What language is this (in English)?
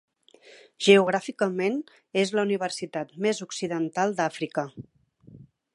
Catalan